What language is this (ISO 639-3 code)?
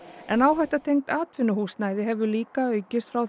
isl